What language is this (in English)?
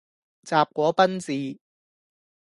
Cantonese